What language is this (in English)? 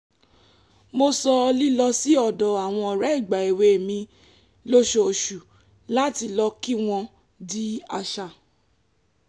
Yoruba